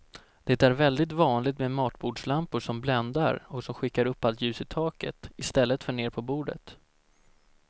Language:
Swedish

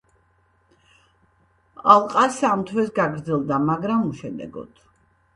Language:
Georgian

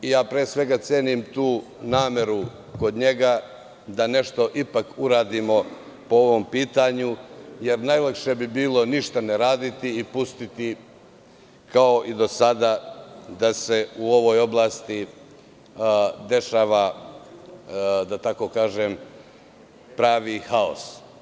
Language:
Serbian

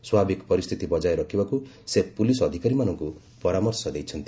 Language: Odia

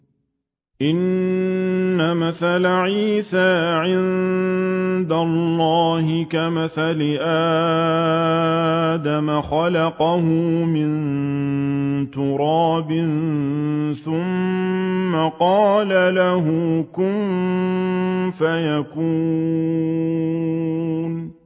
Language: Arabic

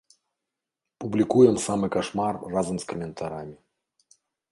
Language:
Belarusian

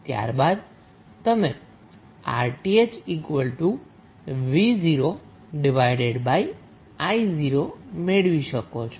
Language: Gujarati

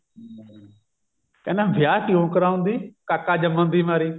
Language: Punjabi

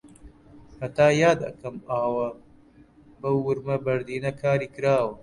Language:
Central Kurdish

